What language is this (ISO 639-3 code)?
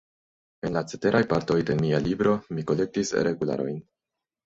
epo